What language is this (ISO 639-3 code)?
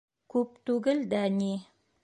bak